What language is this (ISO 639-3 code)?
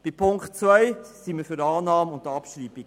gsw